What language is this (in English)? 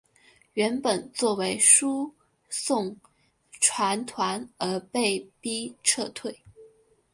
Chinese